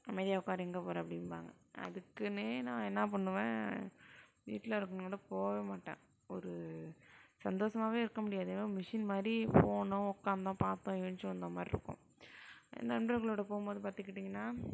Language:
Tamil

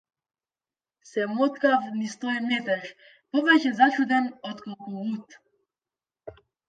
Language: Macedonian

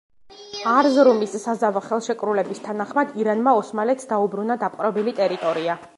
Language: Georgian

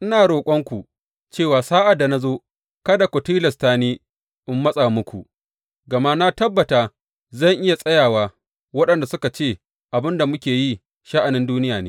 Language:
Hausa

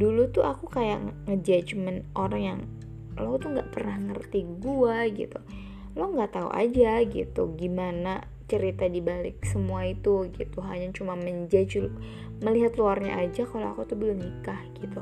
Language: Indonesian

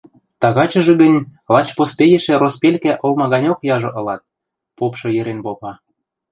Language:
Western Mari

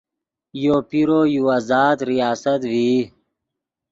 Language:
Yidgha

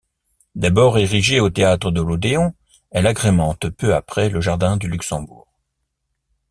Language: French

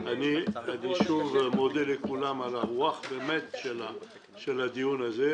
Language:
Hebrew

